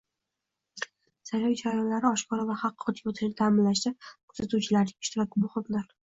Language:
Uzbek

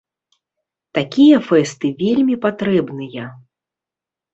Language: Belarusian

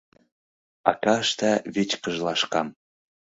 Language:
Mari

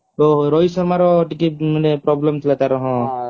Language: Odia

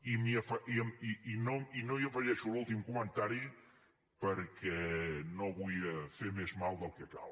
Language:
Catalan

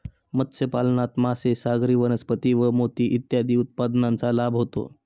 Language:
Marathi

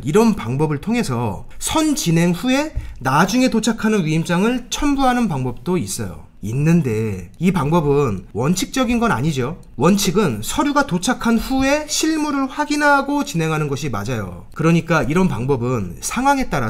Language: Korean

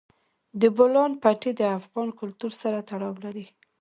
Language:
Pashto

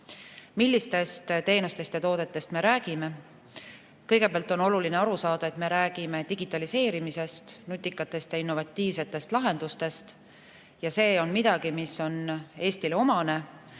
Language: Estonian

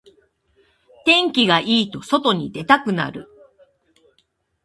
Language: Japanese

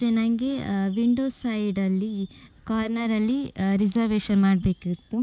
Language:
Kannada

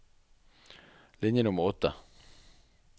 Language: Norwegian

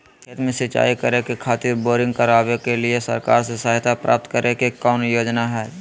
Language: Magahi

